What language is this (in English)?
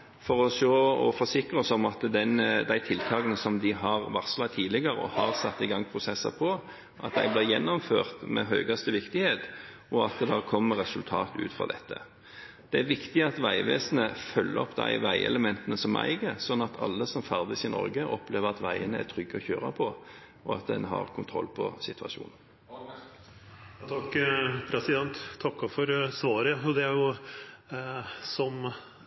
Norwegian